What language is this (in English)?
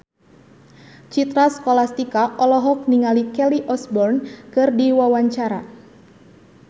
Sundanese